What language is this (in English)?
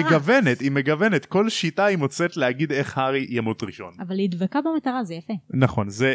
Hebrew